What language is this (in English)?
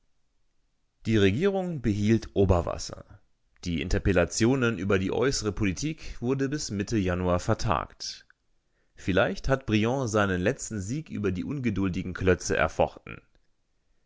German